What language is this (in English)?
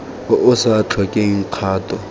Tswana